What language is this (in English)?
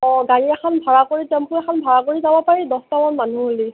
Assamese